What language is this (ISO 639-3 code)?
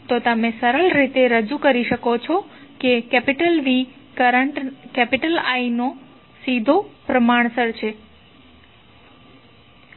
guj